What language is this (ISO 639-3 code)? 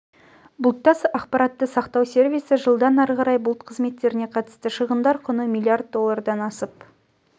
kaz